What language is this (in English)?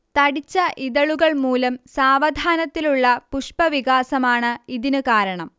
Malayalam